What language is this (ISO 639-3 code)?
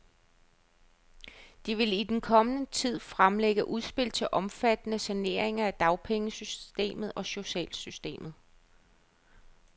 dan